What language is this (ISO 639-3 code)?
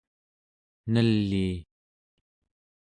esu